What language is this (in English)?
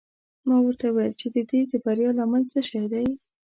Pashto